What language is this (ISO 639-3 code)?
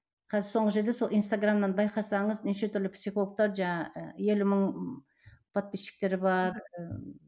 kaz